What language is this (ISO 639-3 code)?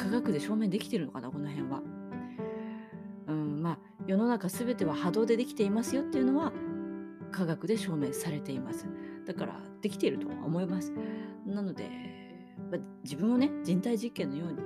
jpn